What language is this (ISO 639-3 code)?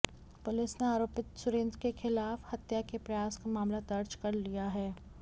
hin